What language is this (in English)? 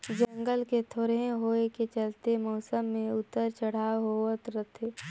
Chhattisgarhi